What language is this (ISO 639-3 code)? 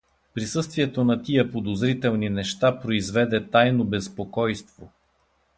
bul